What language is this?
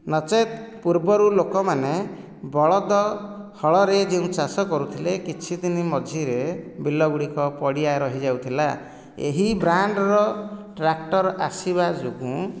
Odia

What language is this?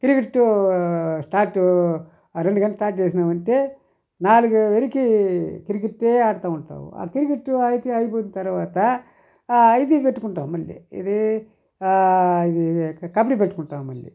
Telugu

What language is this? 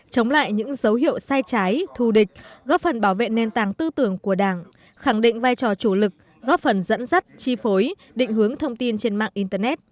Vietnamese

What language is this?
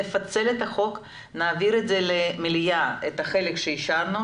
Hebrew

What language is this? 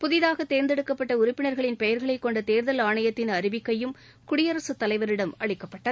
Tamil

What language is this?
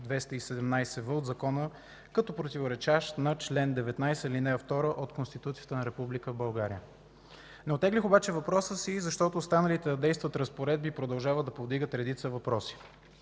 Bulgarian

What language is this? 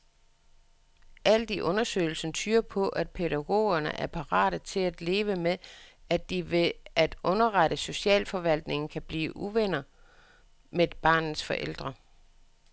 Danish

